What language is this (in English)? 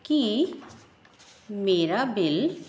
Punjabi